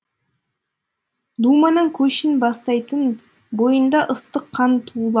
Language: Kazakh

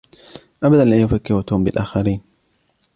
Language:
Arabic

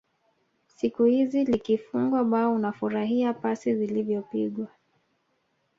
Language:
Swahili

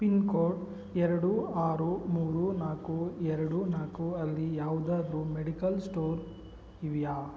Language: Kannada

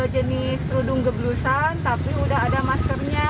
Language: Indonesian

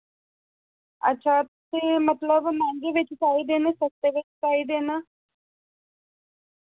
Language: Dogri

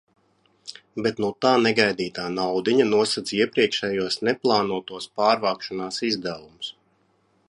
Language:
Latvian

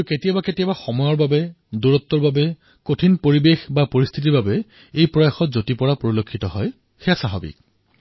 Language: Assamese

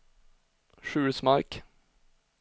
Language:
Swedish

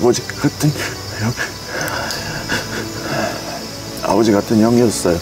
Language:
Korean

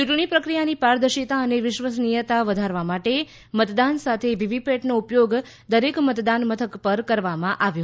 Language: Gujarati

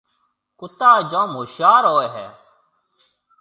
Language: Marwari (Pakistan)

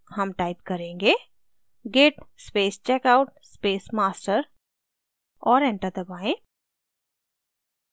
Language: Hindi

